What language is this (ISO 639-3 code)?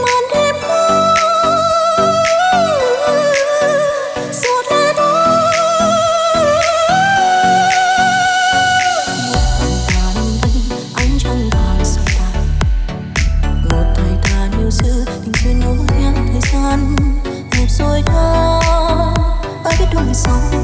vie